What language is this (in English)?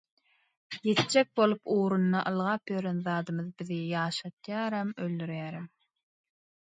Turkmen